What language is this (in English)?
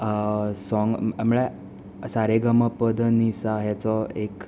Konkani